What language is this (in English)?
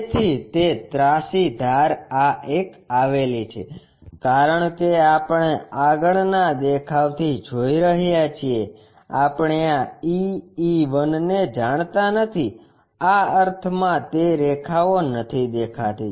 Gujarati